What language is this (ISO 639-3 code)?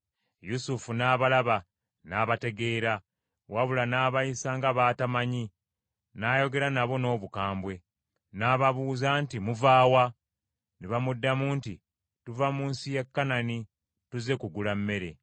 lug